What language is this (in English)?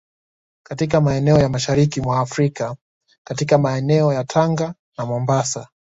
Swahili